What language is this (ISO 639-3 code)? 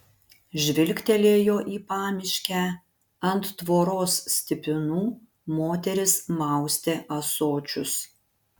lit